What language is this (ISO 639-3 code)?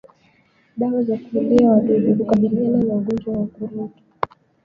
swa